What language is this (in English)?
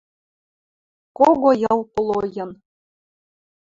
Western Mari